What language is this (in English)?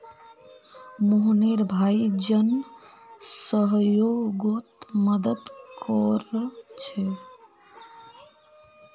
Magahi